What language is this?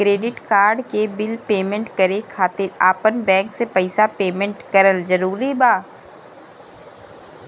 Bhojpuri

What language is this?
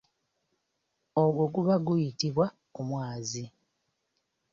Ganda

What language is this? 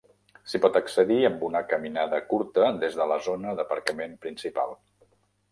Catalan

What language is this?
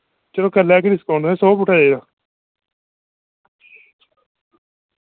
Dogri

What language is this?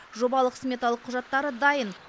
Kazakh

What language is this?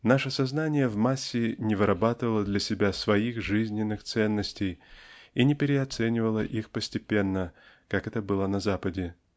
Russian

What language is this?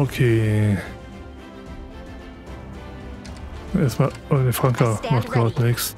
German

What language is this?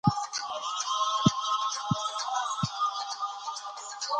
Pashto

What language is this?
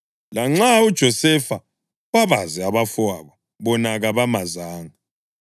North Ndebele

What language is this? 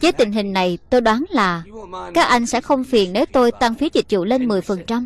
Vietnamese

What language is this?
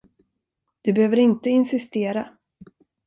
Swedish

